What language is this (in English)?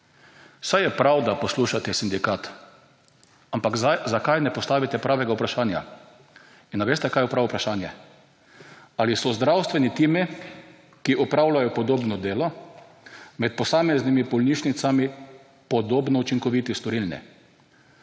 Slovenian